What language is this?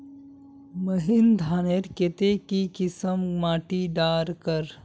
Magahi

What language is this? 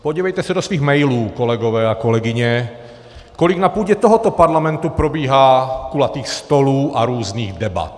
Czech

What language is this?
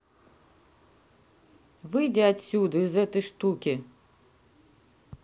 Russian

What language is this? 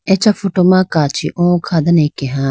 Idu-Mishmi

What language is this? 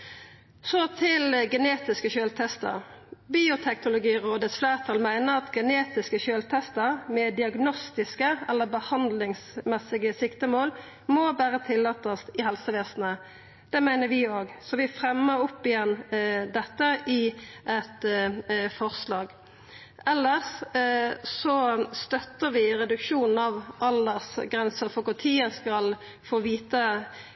Norwegian Nynorsk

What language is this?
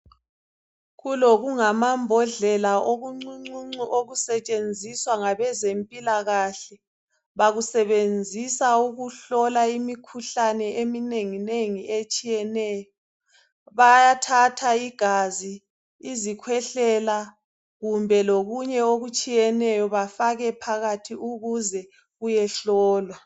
North Ndebele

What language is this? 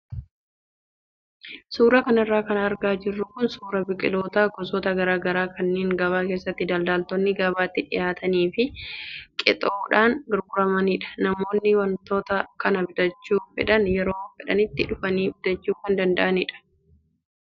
Oromo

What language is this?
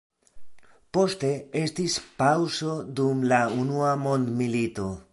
Esperanto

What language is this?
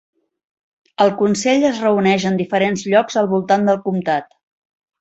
Catalan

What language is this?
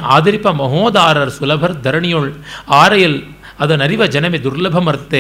Kannada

